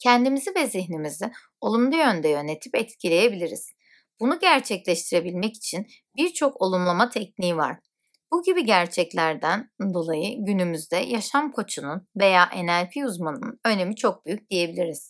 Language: Turkish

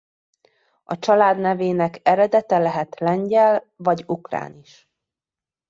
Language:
Hungarian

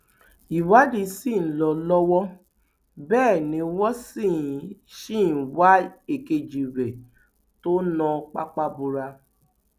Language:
Yoruba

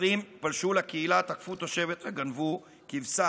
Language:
Hebrew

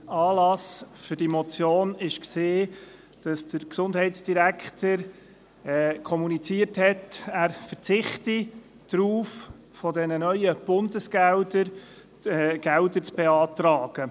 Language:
Swiss German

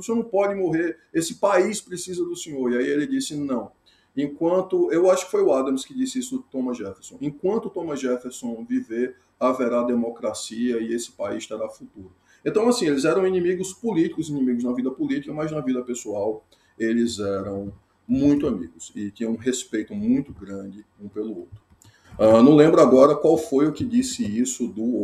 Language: Portuguese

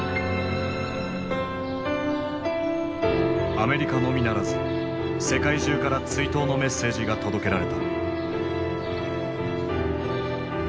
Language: Japanese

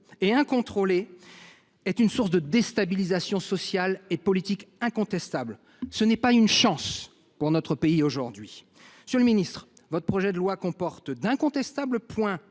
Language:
French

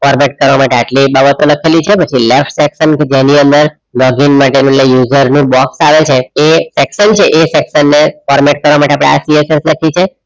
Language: Gujarati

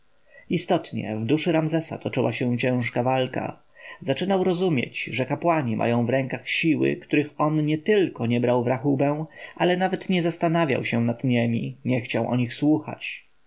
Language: Polish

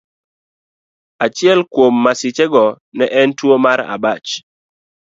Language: Luo (Kenya and Tanzania)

